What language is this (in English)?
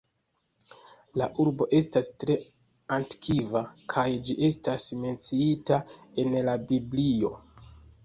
Esperanto